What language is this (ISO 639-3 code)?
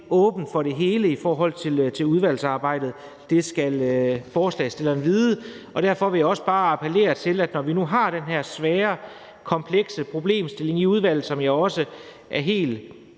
dan